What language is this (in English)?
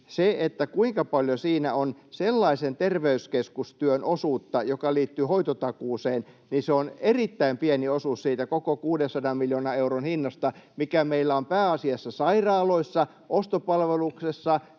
Finnish